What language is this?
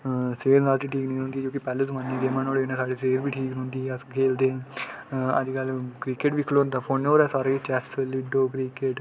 Dogri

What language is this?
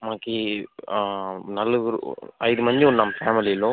Telugu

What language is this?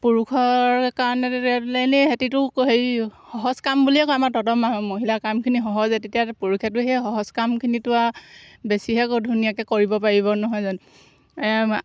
Assamese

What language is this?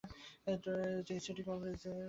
Bangla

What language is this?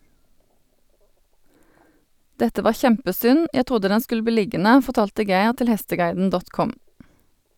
Norwegian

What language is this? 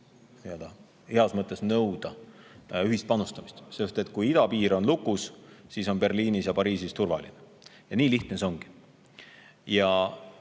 Estonian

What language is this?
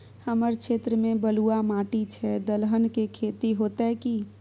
Maithili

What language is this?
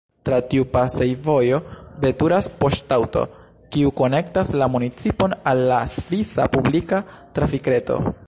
Esperanto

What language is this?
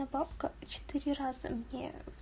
Russian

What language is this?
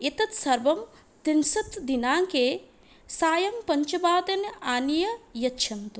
Sanskrit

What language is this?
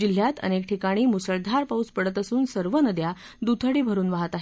Marathi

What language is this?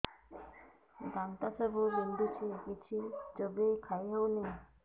Odia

